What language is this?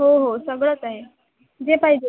Marathi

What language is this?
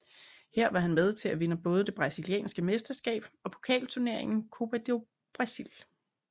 Danish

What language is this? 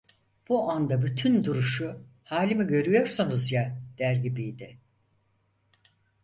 Turkish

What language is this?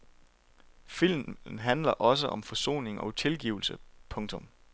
Danish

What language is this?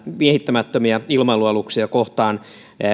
Finnish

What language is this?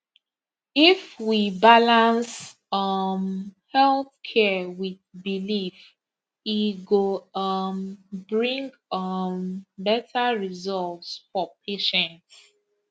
Nigerian Pidgin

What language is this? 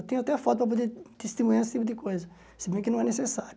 Portuguese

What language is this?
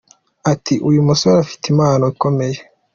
Kinyarwanda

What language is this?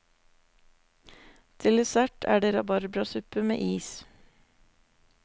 Norwegian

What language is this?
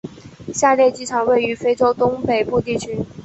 Chinese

